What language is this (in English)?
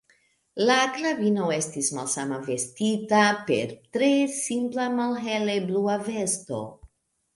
Esperanto